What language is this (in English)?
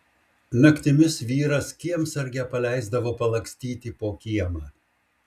Lithuanian